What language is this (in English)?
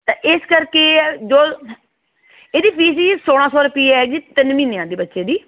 Punjabi